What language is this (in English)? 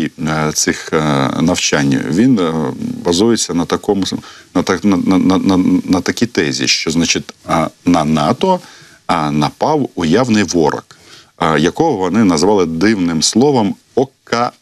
Ukrainian